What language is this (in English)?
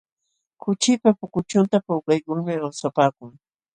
Jauja Wanca Quechua